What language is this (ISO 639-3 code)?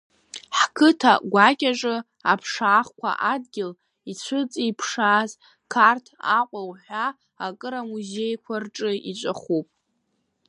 abk